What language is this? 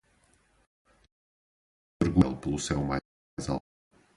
Portuguese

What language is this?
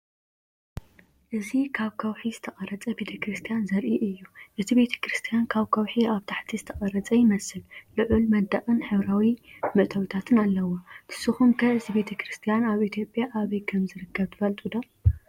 Tigrinya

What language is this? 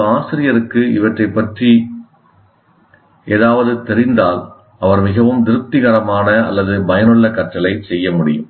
Tamil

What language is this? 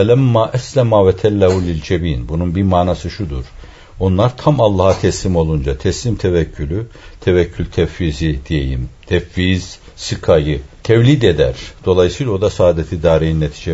Turkish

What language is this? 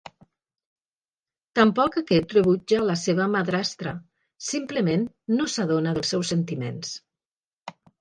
Catalan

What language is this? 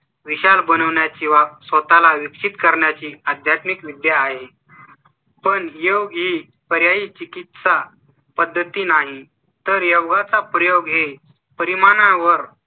Marathi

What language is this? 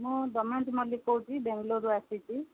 Odia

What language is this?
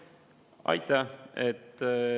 Estonian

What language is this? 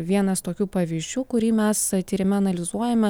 Lithuanian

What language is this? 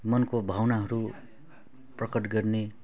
Nepali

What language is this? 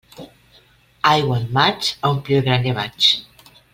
Catalan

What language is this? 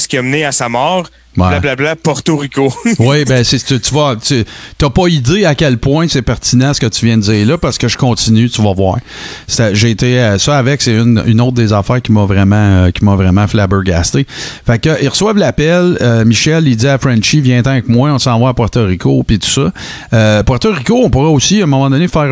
French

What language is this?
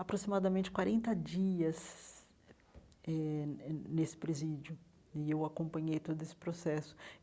Portuguese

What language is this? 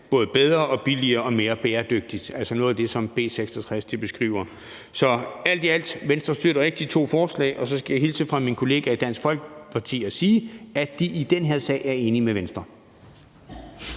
Danish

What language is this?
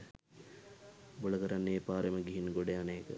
Sinhala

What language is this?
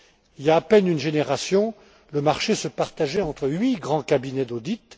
French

